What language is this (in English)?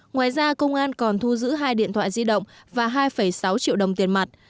Vietnamese